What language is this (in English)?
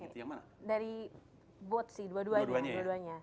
Indonesian